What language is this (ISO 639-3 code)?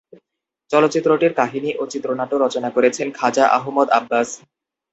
ben